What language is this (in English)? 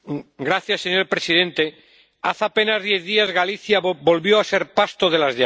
Spanish